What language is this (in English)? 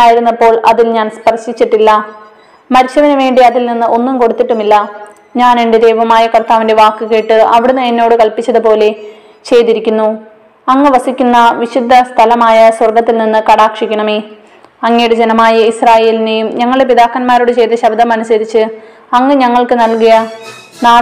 Malayalam